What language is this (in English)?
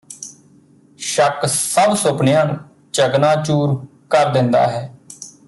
Punjabi